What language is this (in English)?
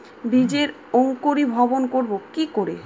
Bangla